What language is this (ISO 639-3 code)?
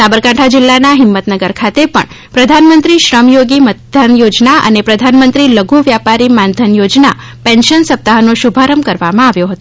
guj